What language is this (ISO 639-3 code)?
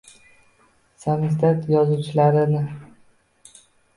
uzb